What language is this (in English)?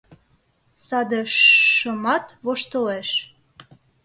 Mari